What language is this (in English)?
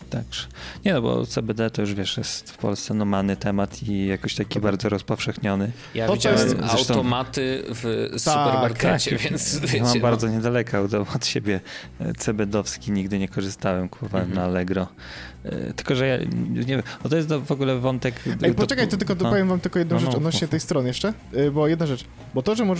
Polish